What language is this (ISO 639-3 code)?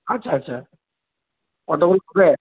ben